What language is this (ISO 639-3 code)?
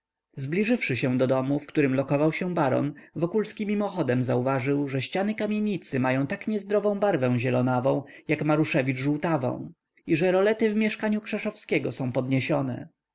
pol